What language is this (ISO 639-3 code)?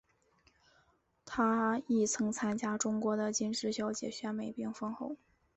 zho